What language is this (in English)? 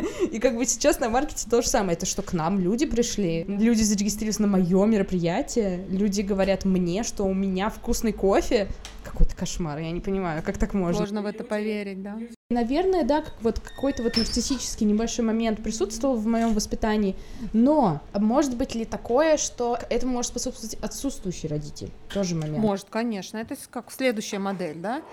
Russian